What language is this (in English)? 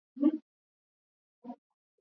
Swahili